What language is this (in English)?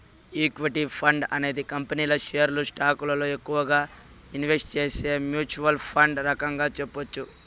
Telugu